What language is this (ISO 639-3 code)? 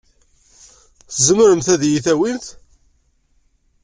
kab